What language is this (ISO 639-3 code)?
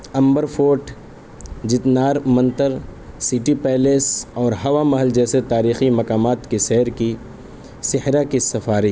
urd